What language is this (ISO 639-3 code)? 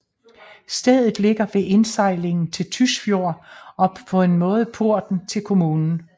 dan